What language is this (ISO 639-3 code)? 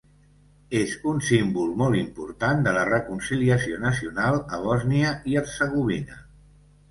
cat